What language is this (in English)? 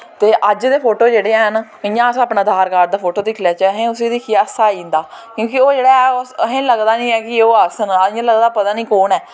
Dogri